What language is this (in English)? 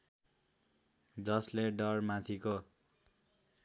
Nepali